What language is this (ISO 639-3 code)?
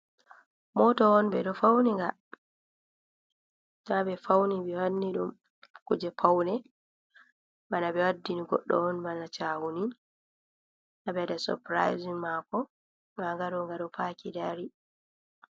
ful